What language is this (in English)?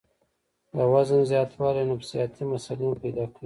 Pashto